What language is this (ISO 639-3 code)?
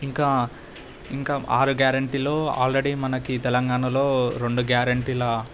tel